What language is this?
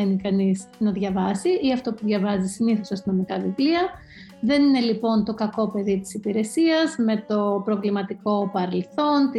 Greek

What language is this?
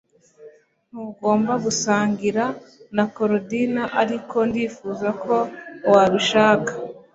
Kinyarwanda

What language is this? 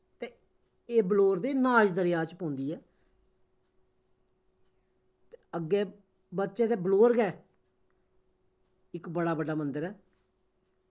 Dogri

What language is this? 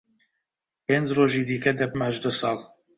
Central Kurdish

